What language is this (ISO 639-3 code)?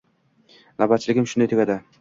uzb